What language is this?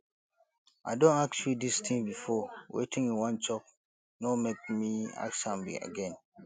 Nigerian Pidgin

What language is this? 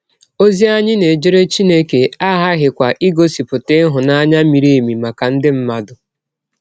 Igbo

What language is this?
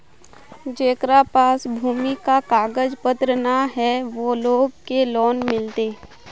Magahi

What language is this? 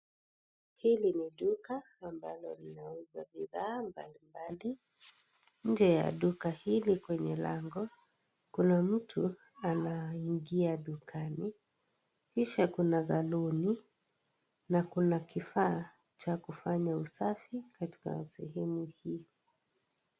Swahili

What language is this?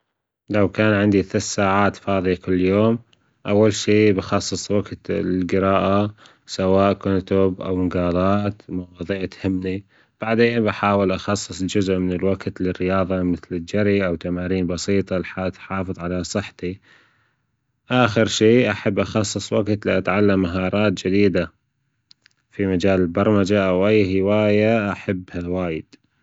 Gulf Arabic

